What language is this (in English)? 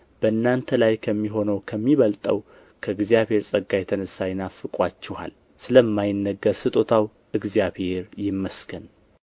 Amharic